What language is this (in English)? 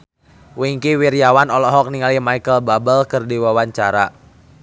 Sundanese